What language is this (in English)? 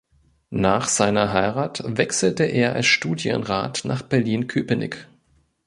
German